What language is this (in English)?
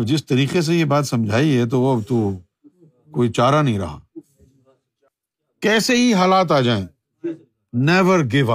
Urdu